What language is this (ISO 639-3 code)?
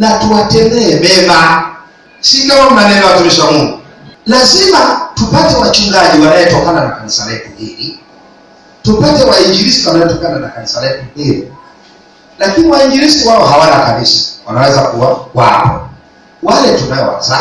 swa